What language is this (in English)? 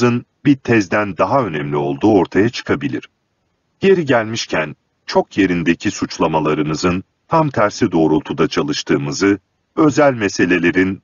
Turkish